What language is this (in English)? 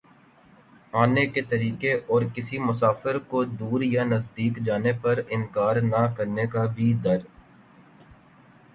Urdu